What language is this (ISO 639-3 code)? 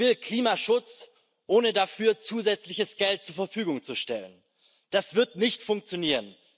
deu